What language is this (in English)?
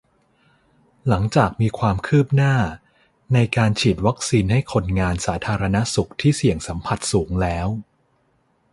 Thai